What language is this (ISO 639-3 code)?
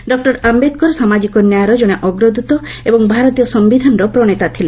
ori